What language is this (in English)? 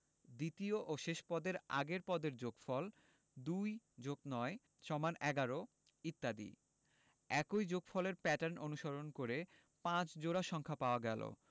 Bangla